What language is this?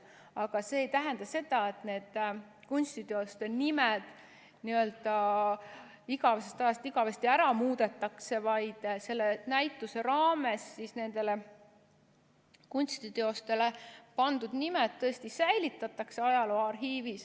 Estonian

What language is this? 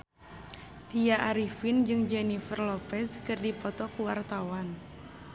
Sundanese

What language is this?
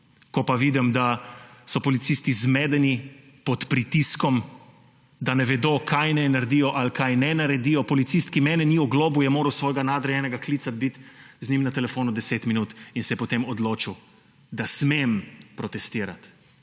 Slovenian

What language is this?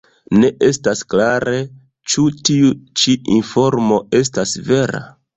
Esperanto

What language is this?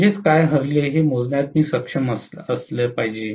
Marathi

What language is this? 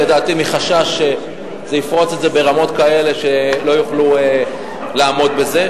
Hebrew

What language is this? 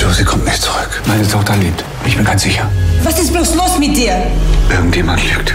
German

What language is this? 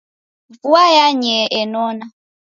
Taita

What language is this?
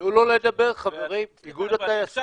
Hebrew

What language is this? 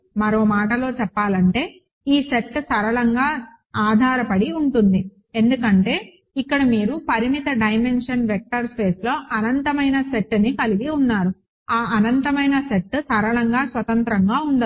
Telugu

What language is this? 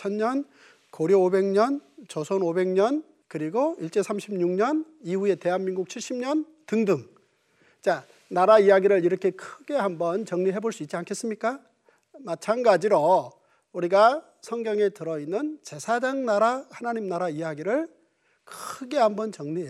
Korean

